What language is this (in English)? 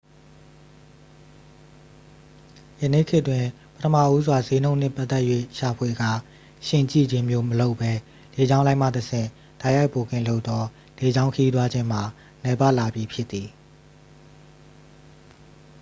Burmese